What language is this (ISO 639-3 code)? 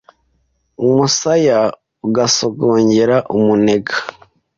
kin